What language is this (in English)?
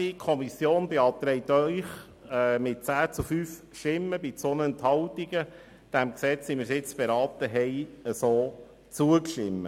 Swiss German